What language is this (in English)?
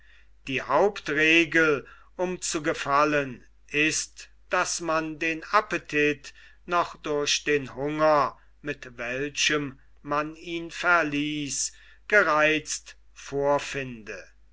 German